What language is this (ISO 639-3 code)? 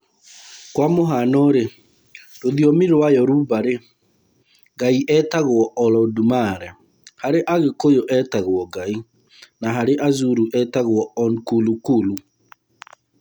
kik